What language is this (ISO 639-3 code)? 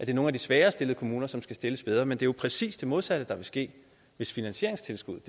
dan